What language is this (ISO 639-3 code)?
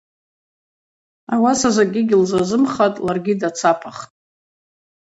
abq